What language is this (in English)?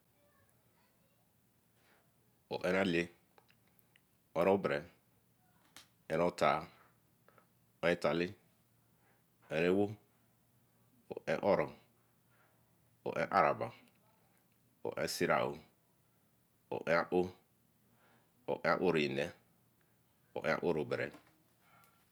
Eleme